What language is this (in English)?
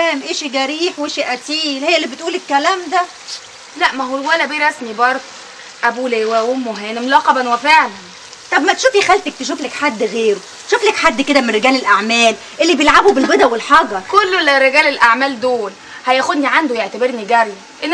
Arabic